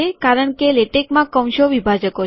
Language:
Gujarati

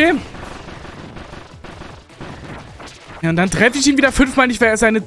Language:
German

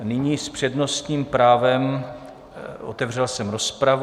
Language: Czech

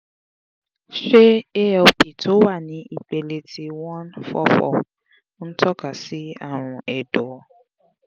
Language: Yoruba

